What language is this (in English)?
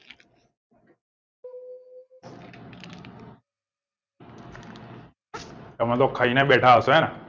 Gujarati